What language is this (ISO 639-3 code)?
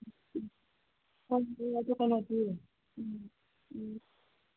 mni